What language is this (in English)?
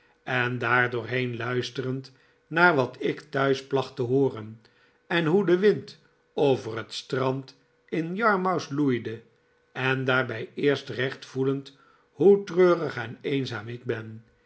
Dutch